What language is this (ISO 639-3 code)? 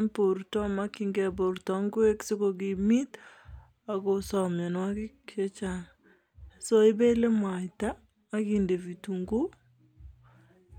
kln